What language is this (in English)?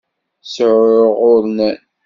Kabyle